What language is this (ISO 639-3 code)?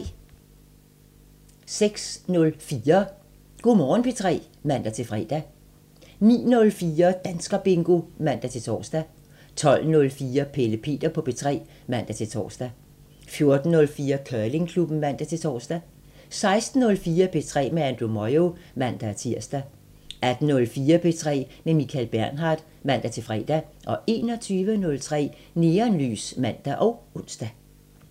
dan